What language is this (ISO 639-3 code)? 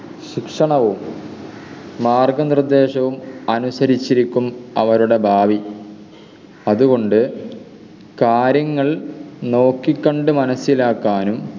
mal